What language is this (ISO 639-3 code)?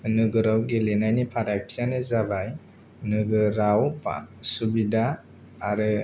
brx